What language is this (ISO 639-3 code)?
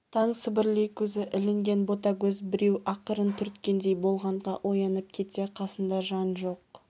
kaz